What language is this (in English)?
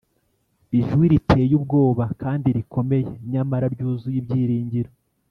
Kinyarwanda